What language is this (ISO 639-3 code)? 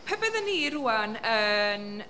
cym